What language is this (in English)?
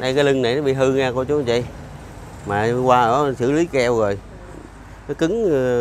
Vietnamese